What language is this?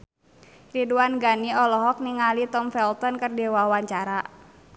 Sundanese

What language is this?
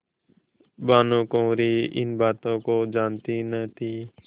Hindi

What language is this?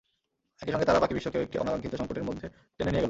Bangla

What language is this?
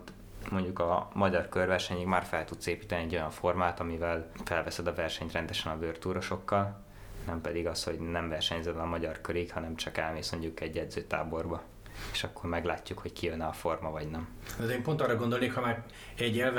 Hungarian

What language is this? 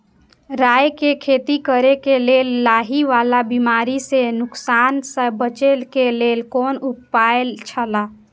Maithili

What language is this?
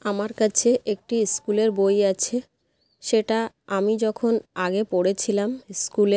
Bangla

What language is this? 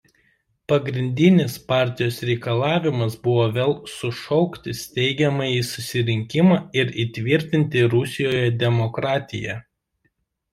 Lithuanian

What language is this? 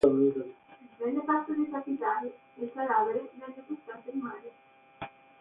Italian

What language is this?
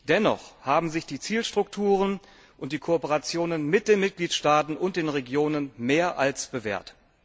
German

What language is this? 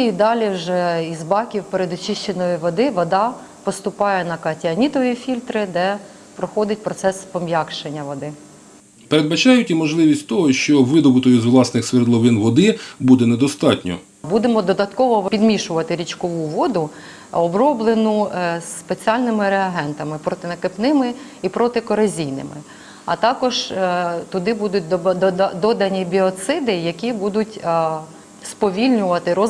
Ukrainian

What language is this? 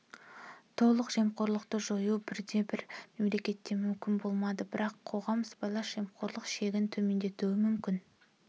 Kazakh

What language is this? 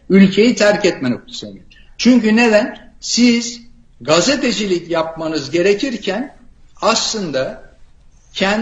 Turkish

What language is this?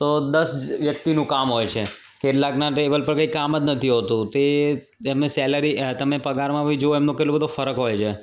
Gujarati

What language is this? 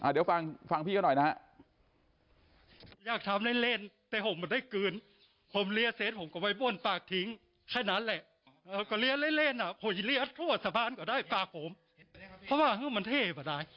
Thai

